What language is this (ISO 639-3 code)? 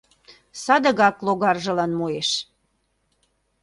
chm